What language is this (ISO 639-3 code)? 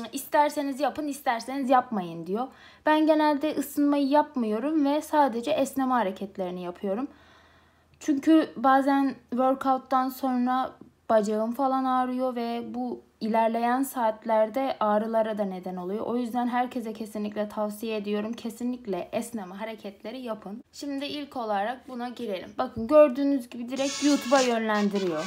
tur